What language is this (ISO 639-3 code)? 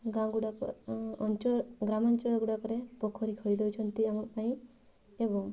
ori